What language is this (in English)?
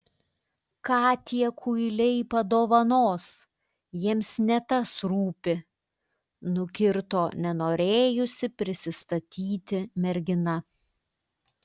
Lithuanian